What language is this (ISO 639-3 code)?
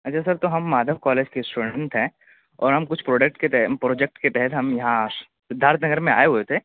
urd